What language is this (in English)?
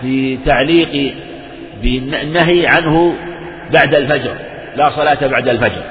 Arabic